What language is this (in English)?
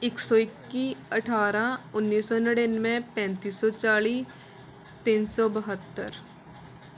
Punjabi